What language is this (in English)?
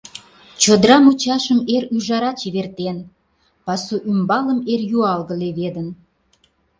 Mari